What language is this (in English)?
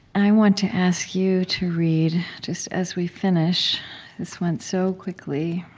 English